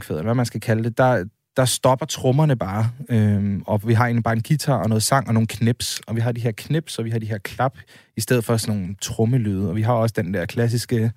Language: Danish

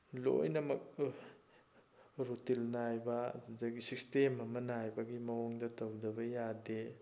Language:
Manipuri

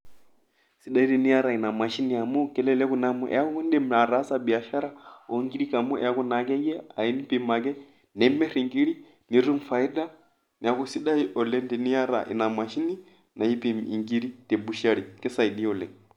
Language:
Masai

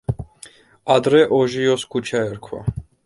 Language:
Georgian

